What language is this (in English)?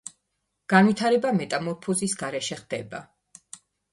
Georgian